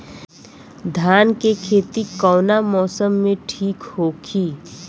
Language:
Bhojpuri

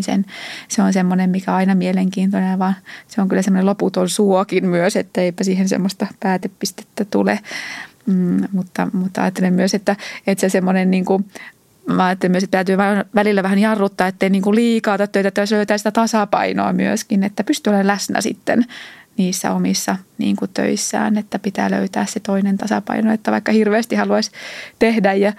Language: Finnish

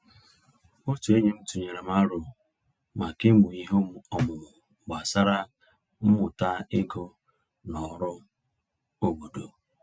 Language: Igbo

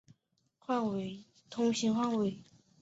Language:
Chinese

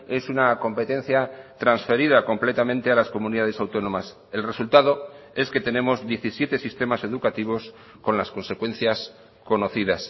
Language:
Spanish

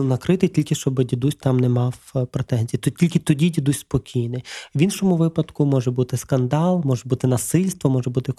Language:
Ukrainian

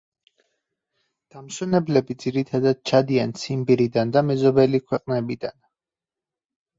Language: Georgian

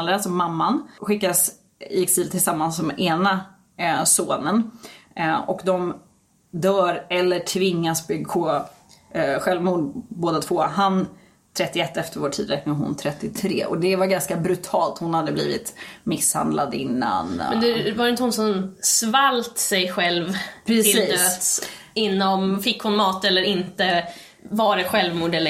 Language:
Swedish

